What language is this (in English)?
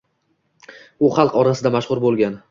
Uzbek